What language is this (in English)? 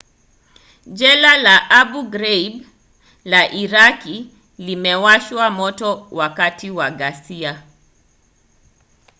Swahili